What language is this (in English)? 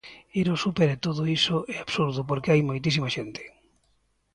Galician